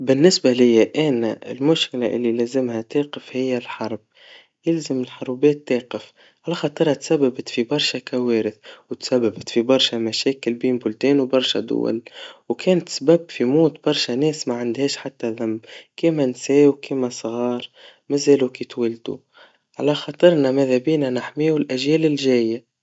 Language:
Tunisian Arabic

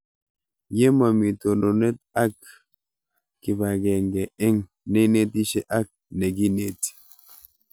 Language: Kalenjin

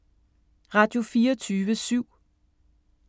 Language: Danish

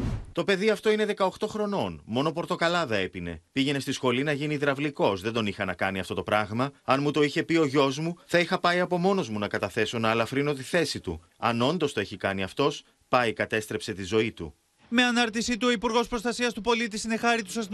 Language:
Greek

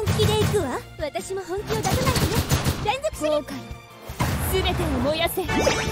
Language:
Japanese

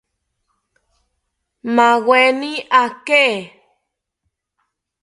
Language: South Ucayali Ashéninka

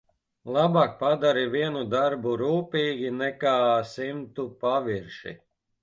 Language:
Latvian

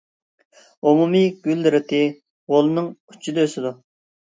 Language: Uyghur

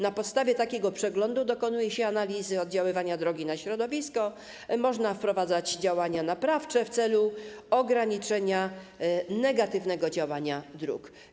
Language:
Polish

